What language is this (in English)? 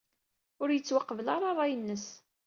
Kabyle